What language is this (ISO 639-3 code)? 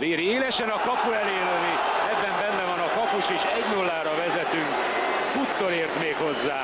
hun